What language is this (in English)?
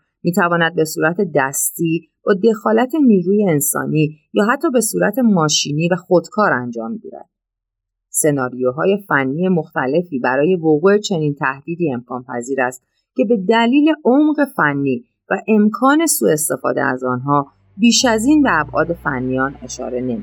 Persian